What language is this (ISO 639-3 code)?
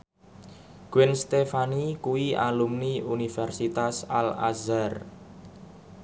jav